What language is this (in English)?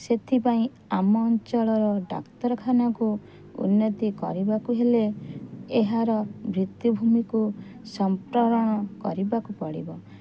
Odia